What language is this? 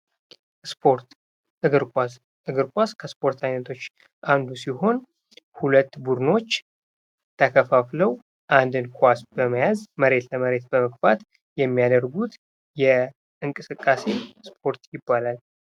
Amharic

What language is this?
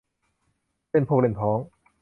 Thai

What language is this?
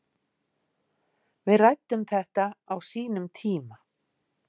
Icelandic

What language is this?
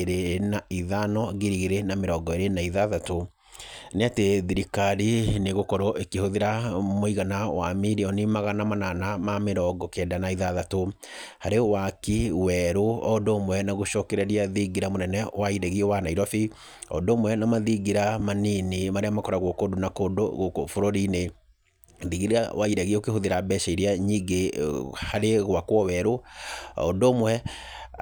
Kikuyu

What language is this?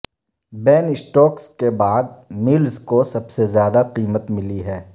Urdu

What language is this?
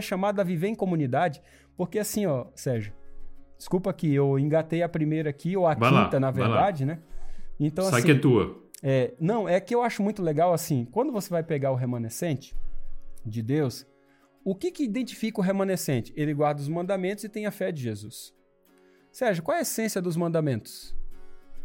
Portuguese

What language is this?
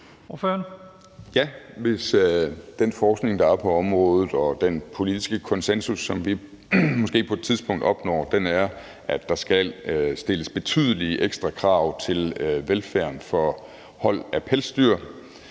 Danish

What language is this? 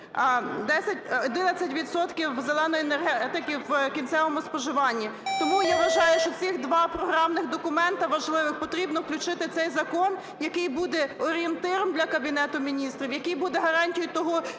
Ukrainian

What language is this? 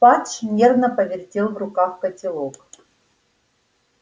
Russian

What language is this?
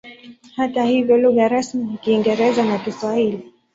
Swahili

